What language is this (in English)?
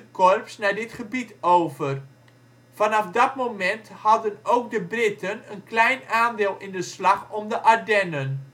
Dutch